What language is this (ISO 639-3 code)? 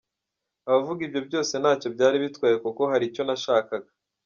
kin